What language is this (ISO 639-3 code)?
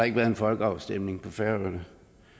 dan